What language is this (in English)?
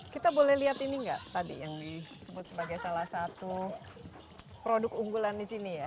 Indonesian